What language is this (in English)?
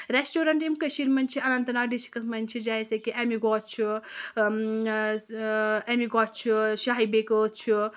Kashmiri